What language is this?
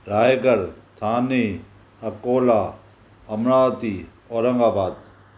Sindhi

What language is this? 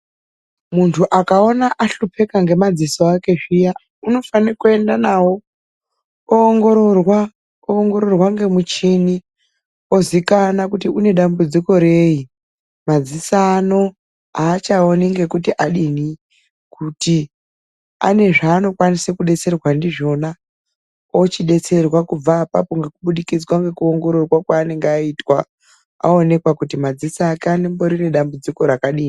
Ndau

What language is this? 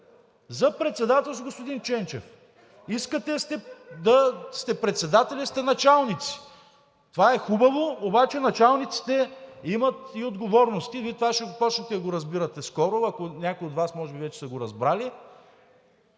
Bulgarian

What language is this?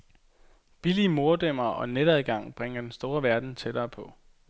Danish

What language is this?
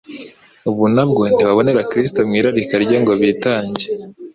Kinyarwanda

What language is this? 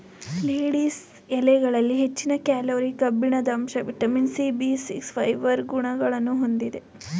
Kannada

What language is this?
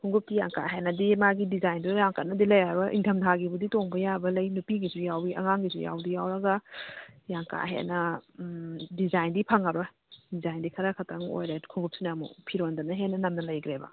Manipuri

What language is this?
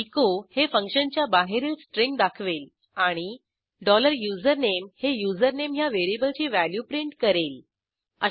Marathi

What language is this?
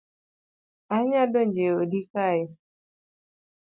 Luo (Kenya and Tanzania)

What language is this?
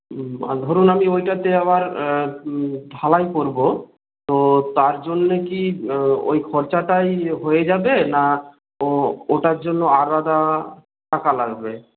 Bangla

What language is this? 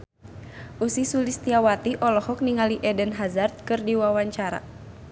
Sundanese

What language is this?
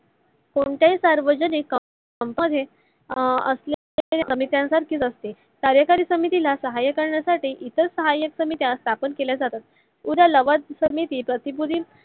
Marathi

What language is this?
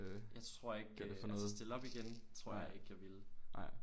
Danish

